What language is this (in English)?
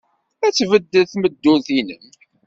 Kabyle